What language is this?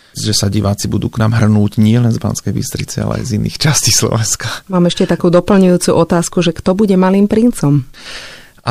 Slovak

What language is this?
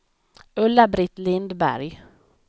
Swedish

